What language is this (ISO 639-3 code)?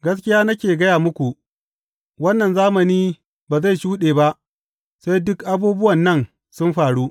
hau